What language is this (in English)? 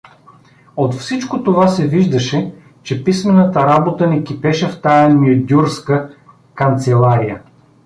Bulgarian